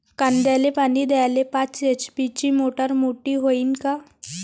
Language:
Marathi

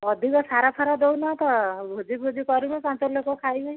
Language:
Odia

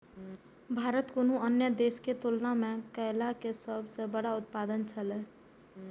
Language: Maithili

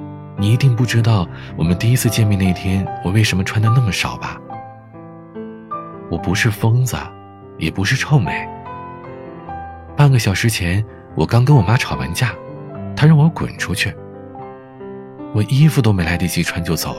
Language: Chinese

